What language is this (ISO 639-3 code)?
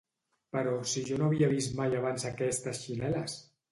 cat